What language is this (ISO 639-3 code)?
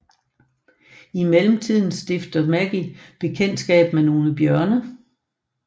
dan